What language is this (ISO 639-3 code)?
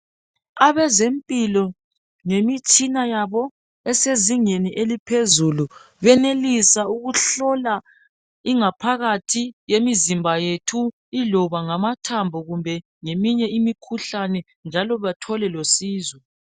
nde